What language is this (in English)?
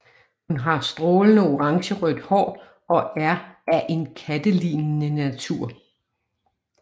Danish